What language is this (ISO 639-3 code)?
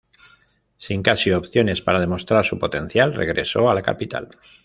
spa